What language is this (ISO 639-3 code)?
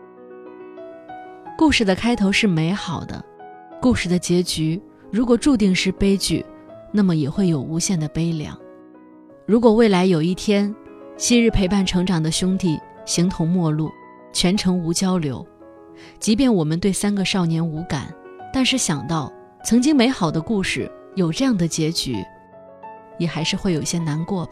zho